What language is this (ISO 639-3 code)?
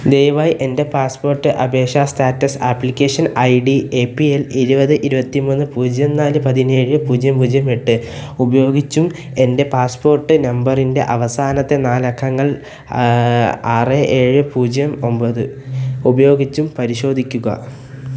mal